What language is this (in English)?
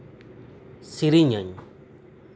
Santali